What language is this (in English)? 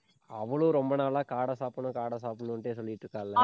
Tamil